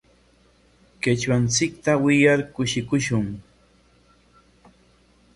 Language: Corongo Ancash Quechua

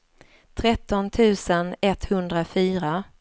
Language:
Swedish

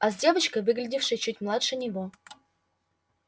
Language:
Russian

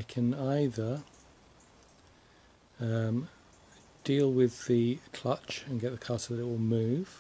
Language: English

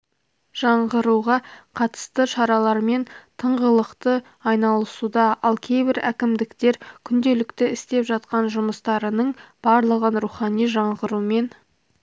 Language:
Kazakh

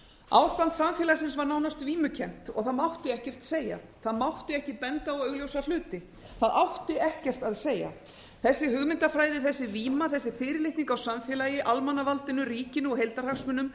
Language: Icelandic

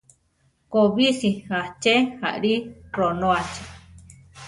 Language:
Central Tarahumara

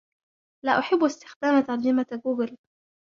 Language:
Arabic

